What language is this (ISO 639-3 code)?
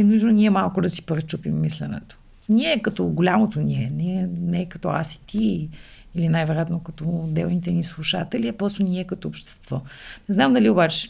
bul